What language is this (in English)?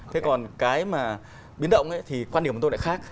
Vietnamese